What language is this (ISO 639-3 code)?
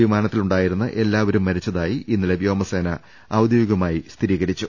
mal